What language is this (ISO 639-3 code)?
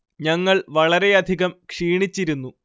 mal